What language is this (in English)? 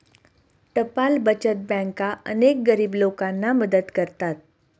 Marathi